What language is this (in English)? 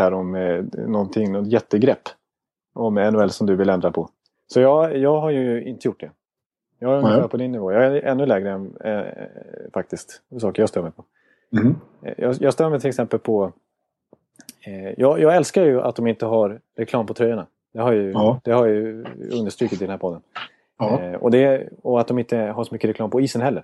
Swedish